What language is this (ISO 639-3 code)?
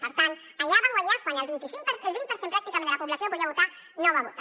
cat